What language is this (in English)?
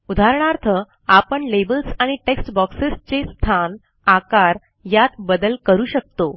Marathi